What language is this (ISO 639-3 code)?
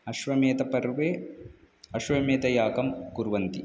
san